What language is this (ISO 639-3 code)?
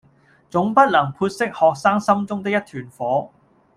yue